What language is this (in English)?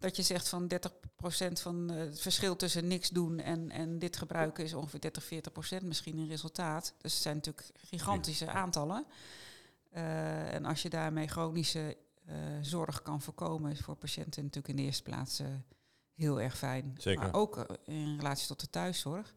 Dutch